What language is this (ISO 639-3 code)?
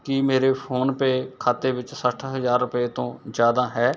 pan